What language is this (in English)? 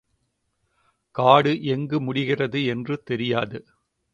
Tamil